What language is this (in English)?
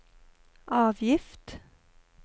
Norwegian